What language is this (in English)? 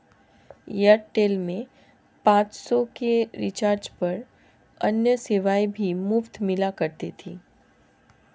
Hindi